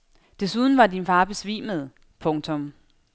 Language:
Danish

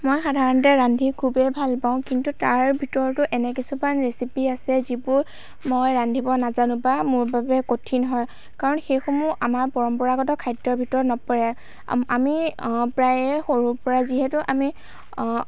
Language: Assamese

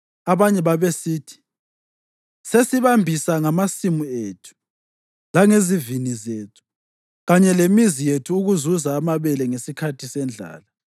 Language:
North Ndebele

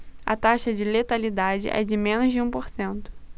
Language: Portuguese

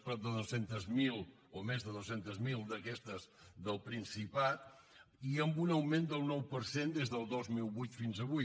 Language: Catalan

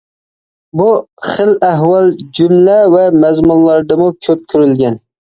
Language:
Uyghur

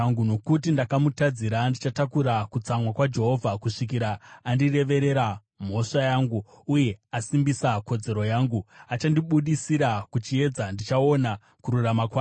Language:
Shona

